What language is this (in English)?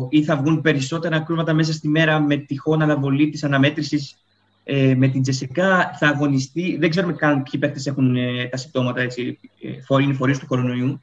Greek